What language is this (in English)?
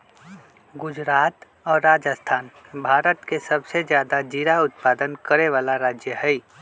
Magahi